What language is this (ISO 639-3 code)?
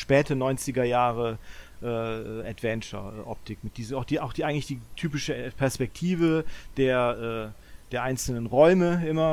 deu